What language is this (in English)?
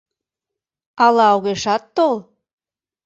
Mari